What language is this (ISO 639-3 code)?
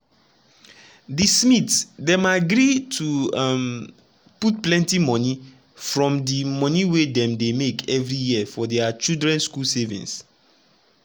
pcm